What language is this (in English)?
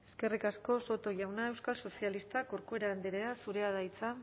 Basque